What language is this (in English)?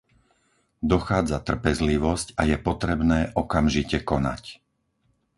Slovak